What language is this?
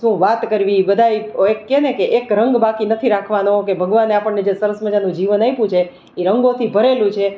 Gujarati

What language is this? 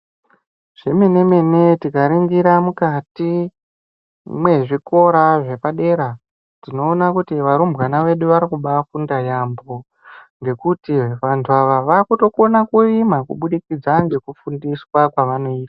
Ndau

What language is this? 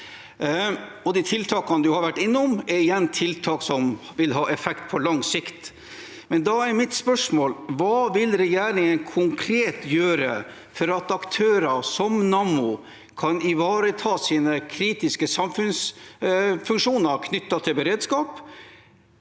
Norwegian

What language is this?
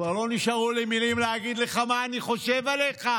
Hebrew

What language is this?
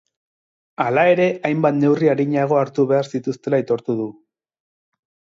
Basque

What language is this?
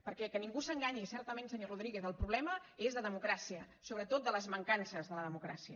Catalan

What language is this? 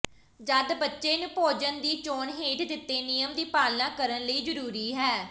Punjabi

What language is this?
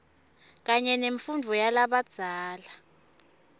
Swati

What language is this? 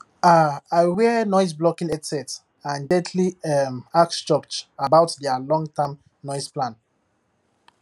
Nigerian Pidgin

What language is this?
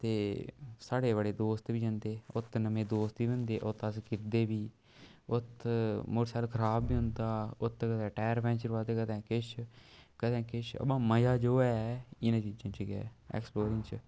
Dogri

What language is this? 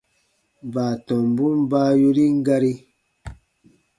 Baatonum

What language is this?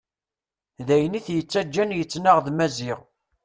Kabyle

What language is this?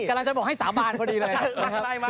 Thai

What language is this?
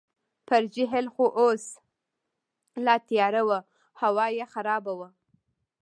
Pashto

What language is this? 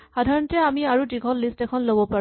Assamese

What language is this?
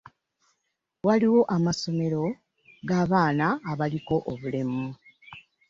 Ganda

